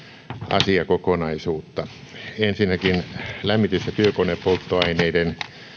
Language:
Finnish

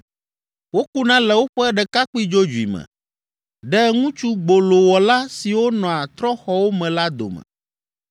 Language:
Ewe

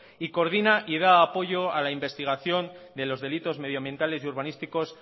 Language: Spanish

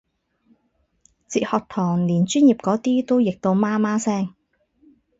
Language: Cantonese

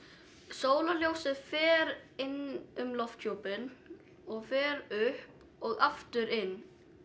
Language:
Icelandic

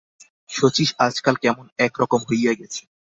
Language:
Bangla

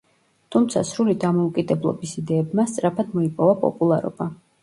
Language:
Georgian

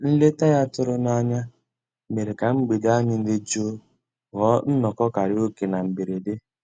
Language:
Igbo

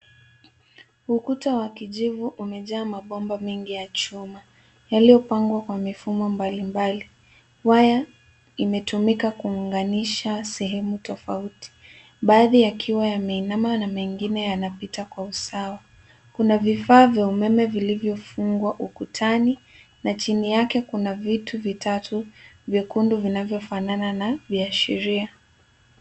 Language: Swahili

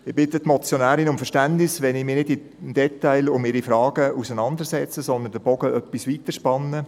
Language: Swiss German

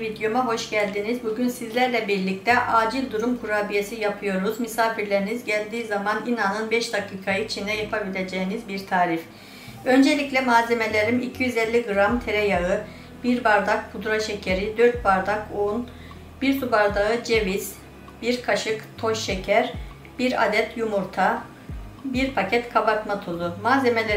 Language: Turkish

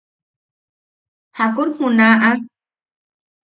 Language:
Yaqui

